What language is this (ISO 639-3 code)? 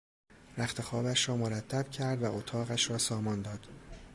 fas